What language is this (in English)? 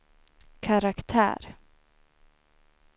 Swedish